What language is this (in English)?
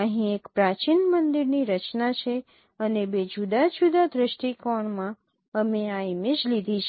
Gujarati